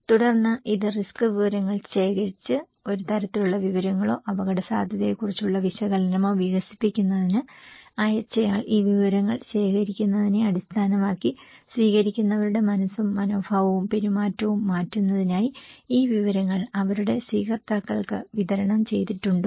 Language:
Malayalam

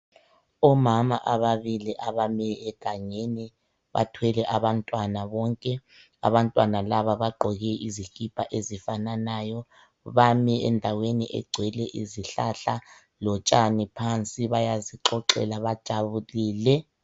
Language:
North Ndebele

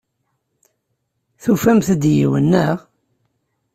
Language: Kabyle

